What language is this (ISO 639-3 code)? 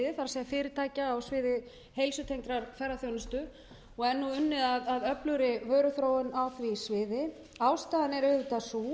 isl